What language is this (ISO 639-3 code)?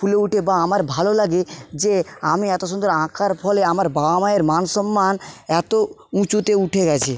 ben